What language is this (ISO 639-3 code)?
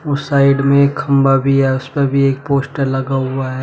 hin